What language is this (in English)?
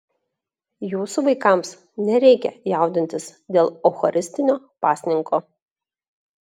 Lithuanian